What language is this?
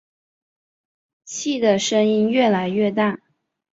Chinese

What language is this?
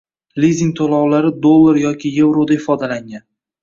Uzbek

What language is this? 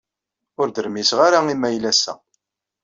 Kabyle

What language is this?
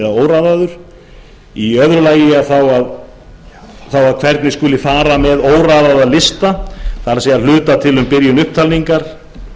Icelandic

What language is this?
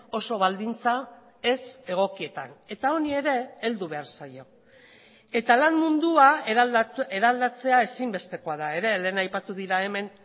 Basque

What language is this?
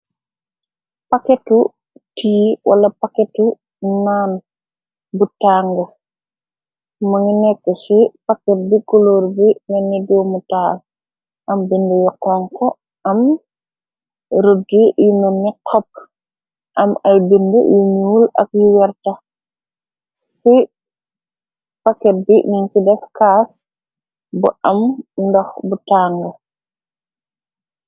Wolof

